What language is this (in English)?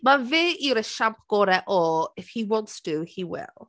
Welsh